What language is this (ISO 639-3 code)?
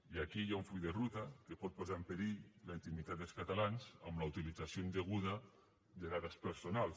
cat